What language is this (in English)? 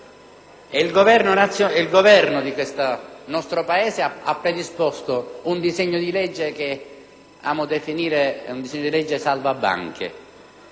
Italian